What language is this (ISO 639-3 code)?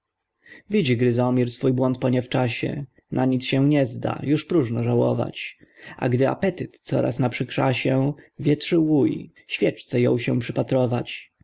pol